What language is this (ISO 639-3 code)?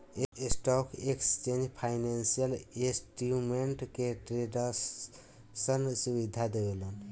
bho